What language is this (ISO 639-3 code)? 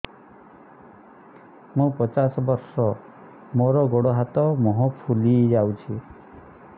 ori